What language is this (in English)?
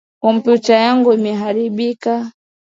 Swahili